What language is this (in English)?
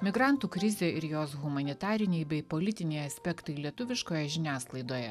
Lithuanian